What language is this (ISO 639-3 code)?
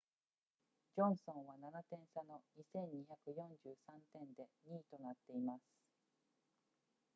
jpn